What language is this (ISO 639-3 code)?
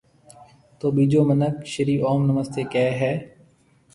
mve